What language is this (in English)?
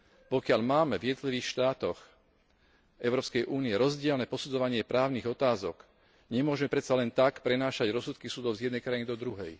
Slovak